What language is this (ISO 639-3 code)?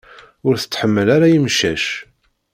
kab